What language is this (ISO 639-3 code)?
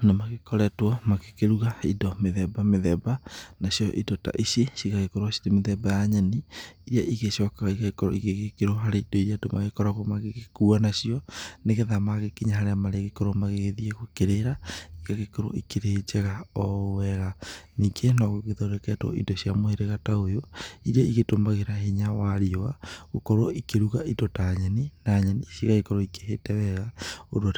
kik